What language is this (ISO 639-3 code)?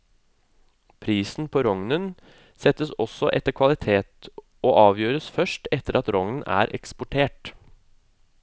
nor